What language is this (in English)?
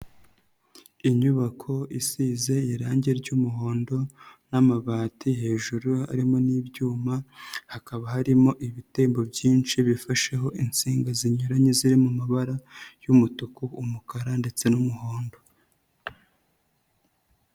Kinyarwanda